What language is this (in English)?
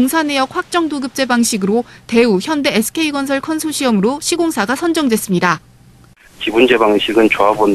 Korean